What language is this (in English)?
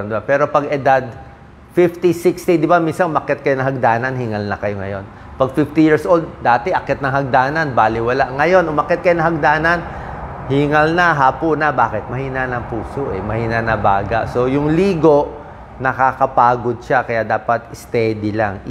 Filipino